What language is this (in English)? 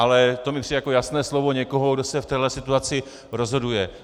Czech